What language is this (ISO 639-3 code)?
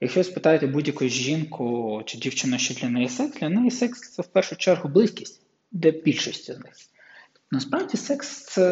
ukr